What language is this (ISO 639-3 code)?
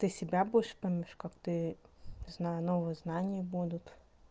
rus